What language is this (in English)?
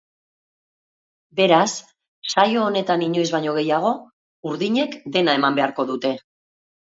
Basque